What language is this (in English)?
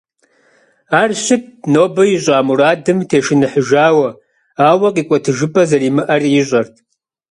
Kabardian